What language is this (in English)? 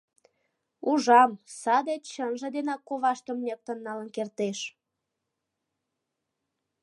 Mari